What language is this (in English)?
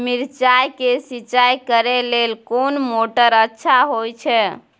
Maithili